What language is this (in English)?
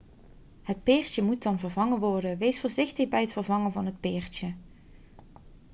Dutch